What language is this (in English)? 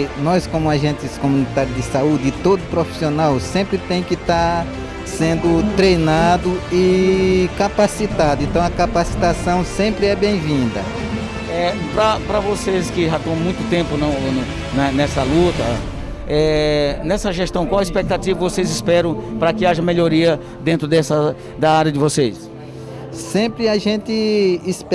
Portuguese